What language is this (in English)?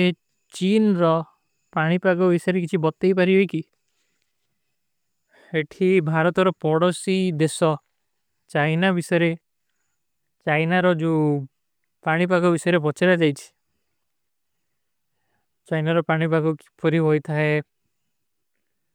Kui (India)